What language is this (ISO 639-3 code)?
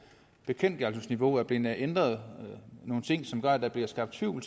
dan